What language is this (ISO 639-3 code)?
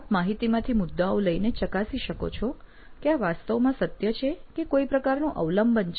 guj